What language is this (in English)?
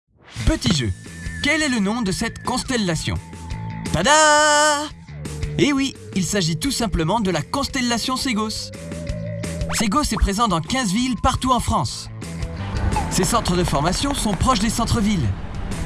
French